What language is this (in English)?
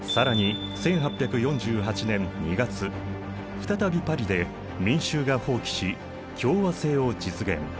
Japanese